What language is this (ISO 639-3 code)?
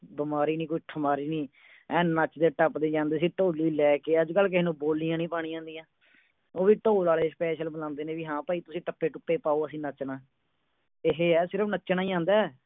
pan